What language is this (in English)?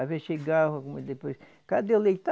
Portuguese